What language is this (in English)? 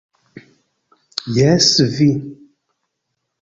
Esperanto